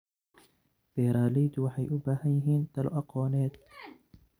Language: Somali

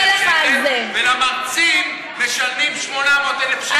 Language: Hebrew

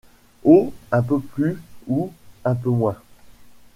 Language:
French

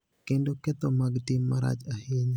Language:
Luo (Kenya and Tanzania)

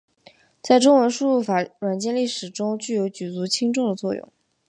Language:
Chinese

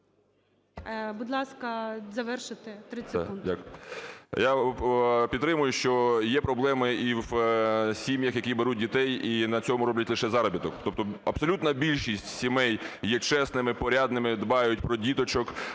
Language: Ukrainian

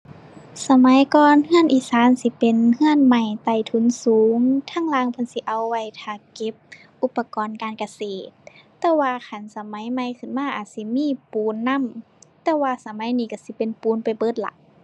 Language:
Thai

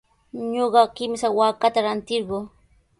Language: Sihuas Ancash Quechua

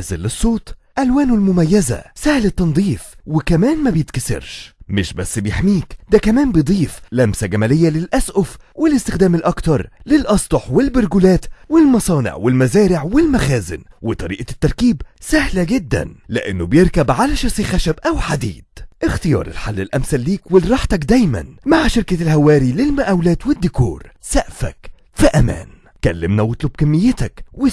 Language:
Arabic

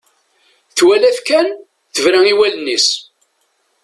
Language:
Kabyle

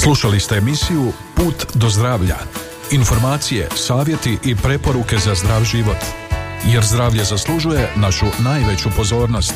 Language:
Croatian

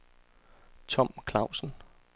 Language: Danish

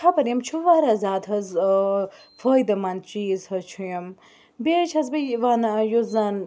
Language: Kashmiri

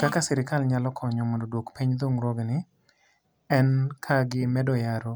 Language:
Luo (Kenya and Tanzania)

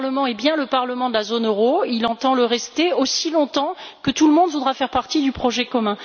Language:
French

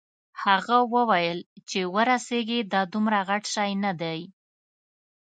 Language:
Pashto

